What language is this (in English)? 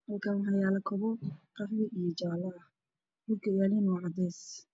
Somali